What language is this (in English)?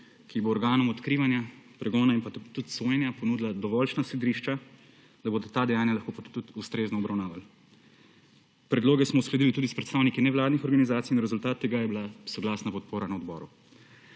Slovenian